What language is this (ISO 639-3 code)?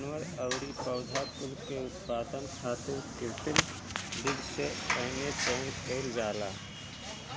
bho